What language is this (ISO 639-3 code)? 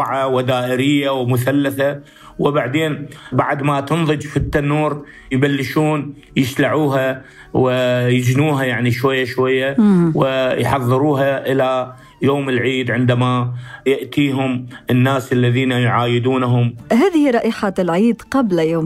ara